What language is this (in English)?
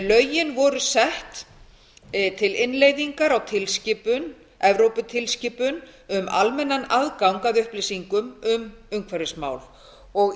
Icelandic